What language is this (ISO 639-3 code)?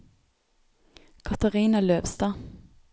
nor